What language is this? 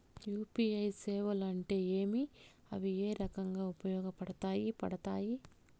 Telugu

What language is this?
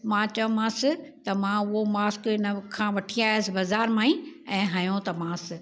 Sindhi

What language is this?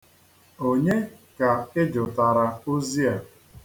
Igbo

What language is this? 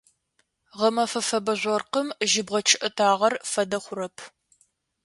Adyghe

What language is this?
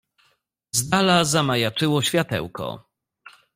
Polish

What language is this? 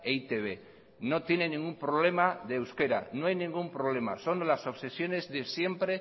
Spanish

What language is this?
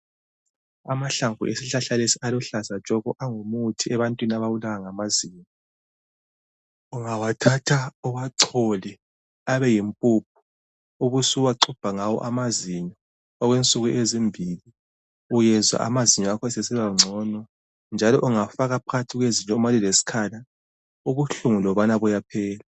North Ndebele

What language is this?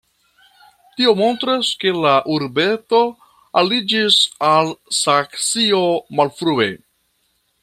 Esperanto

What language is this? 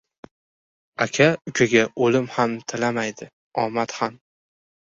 Uzbek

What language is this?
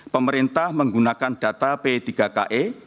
Indonesian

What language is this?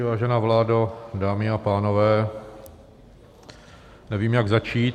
Czech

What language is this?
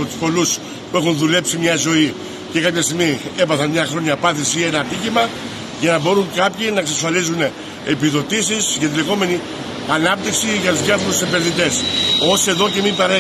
Greek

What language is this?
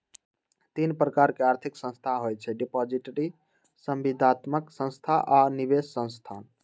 Magahi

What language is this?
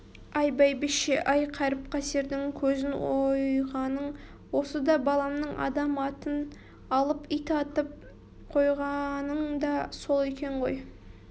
Kazakh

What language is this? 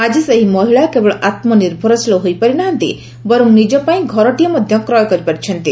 Odia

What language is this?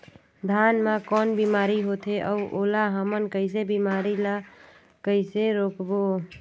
Chhattisgarhi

